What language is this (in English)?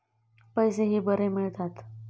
Marathi